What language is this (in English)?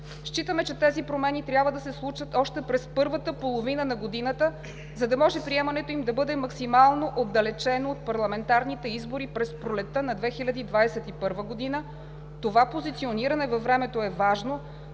Bulgarian